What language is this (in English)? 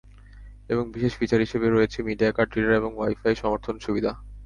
Bangla